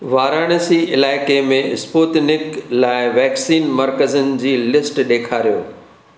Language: Sindhi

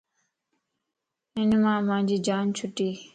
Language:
Lasi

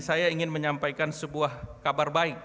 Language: Indonesian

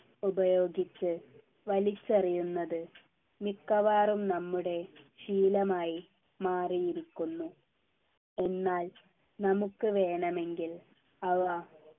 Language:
Malayalam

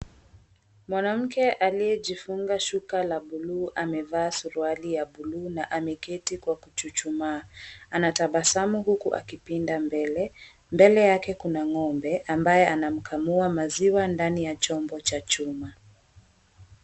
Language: Swahili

